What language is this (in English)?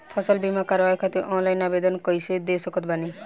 Bhojpuri